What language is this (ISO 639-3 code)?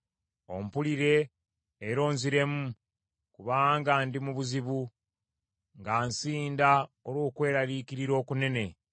lug